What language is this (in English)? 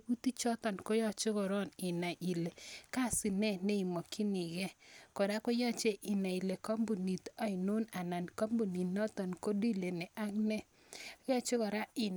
Kalenjin